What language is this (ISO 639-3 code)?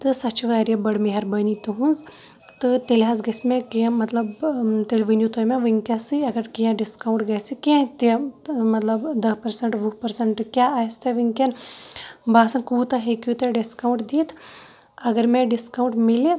kas